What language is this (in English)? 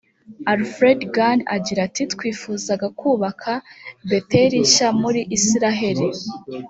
Kinyarwanda